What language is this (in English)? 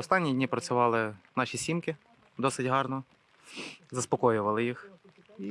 Ukrainian